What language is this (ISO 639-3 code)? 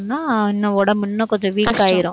tam